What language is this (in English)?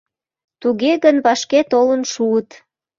Mari